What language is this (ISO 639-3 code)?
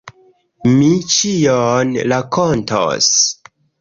epo